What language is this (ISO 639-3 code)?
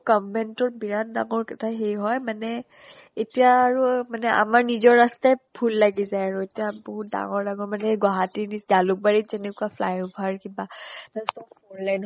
asm